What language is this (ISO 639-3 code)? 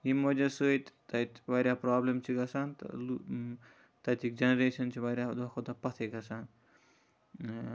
kas